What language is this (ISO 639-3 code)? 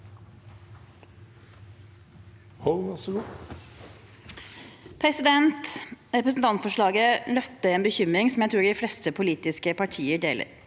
nor